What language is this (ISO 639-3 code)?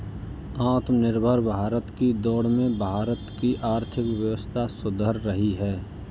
hin